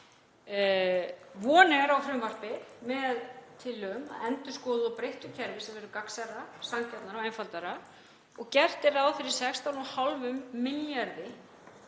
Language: Icelandic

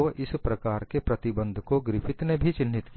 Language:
Hindi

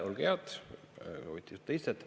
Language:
Estonian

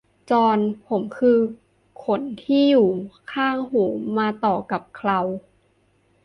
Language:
Thai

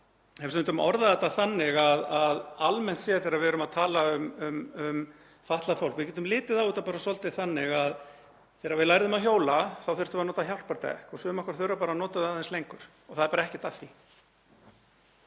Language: Icelandic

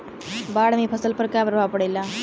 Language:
Bhojpuri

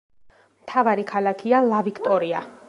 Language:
Georgian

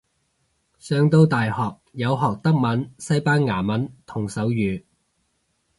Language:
Cantonese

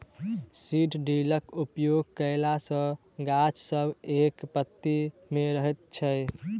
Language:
Maithili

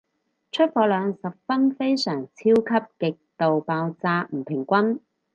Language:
Cantonese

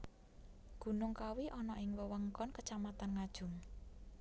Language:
Javanese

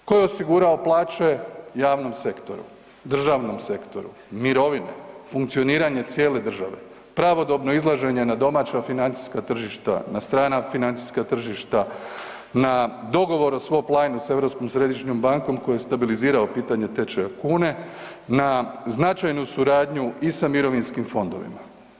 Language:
Croatian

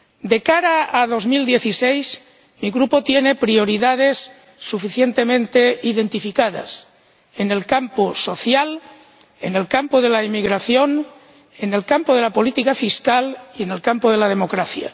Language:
Spanish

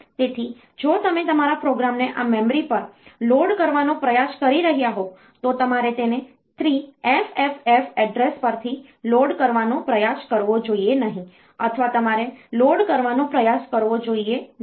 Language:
Gujarati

